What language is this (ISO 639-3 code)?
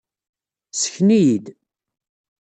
kab